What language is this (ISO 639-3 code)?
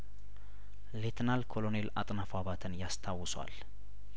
amh